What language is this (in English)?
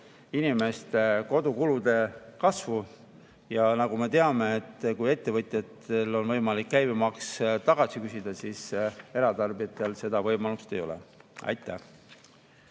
Estonian